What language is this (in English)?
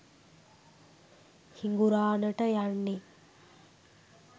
Sinhala